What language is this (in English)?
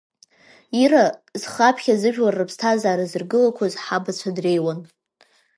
Abkhazian